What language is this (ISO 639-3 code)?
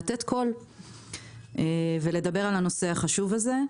heb